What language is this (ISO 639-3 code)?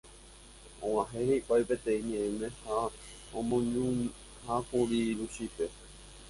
grn